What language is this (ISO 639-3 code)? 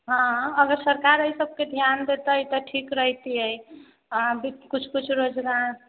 mai